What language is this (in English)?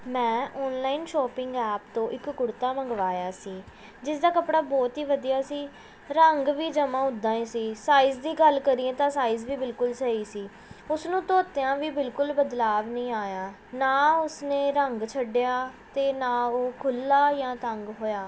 Punjabi